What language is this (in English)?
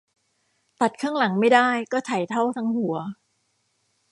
Thai